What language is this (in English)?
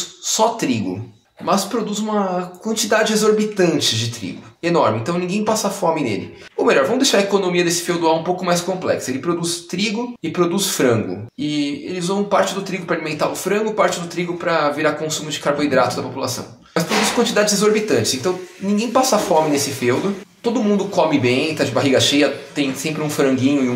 Portuguese